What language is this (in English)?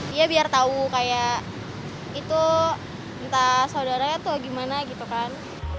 Indonesian